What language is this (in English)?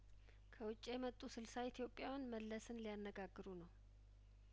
Amharic